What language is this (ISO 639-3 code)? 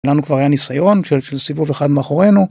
heb